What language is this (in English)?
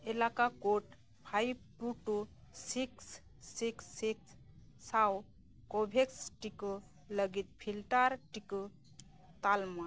Santali